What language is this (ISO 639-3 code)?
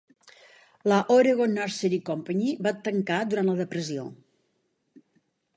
cat